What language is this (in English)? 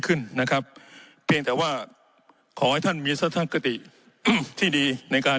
Thai